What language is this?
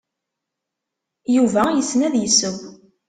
Kabyle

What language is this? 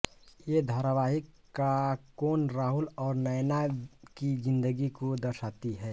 Hindi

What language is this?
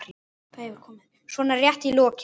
Icelandic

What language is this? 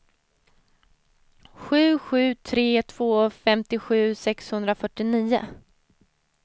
Swedish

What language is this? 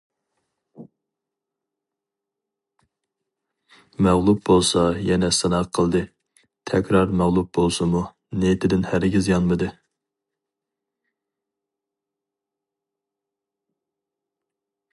Uyghur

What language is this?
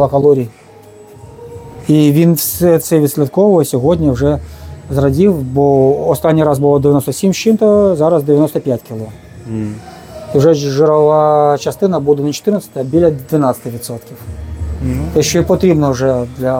Ukrainian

